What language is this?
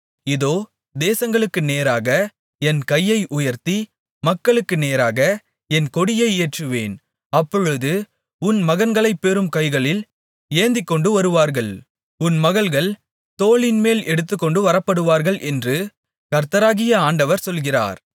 Tamil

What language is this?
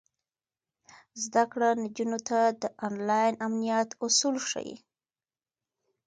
Pashto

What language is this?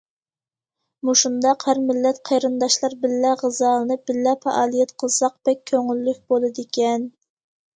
Uyghur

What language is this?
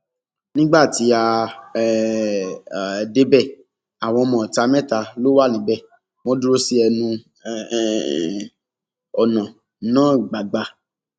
Yoruba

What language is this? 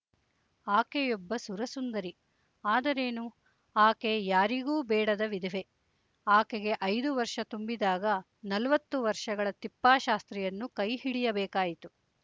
Kannada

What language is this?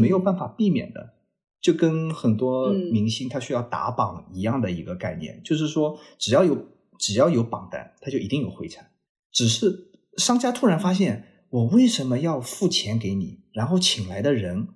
Chinese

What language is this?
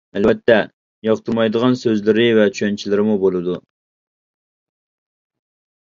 Uyghur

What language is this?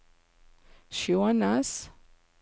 Norwegian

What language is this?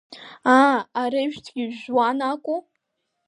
Abkhazian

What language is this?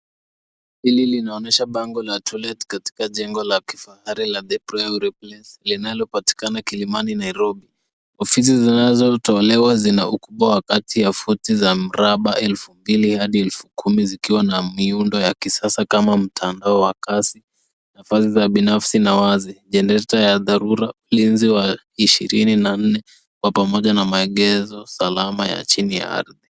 Swahili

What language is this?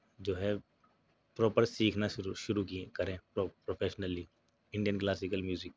Urdu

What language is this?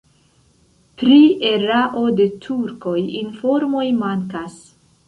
Esperanto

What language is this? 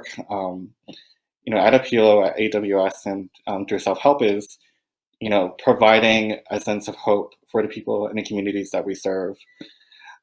English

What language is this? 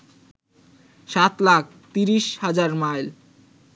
Bangla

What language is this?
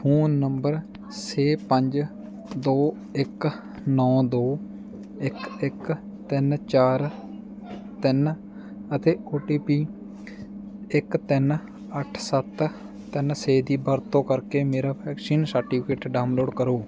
Punjabi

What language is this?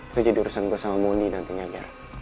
Indonesian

